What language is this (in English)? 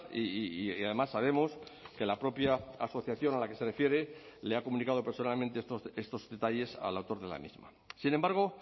Spanish